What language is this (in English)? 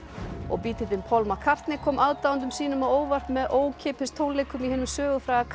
Icelandic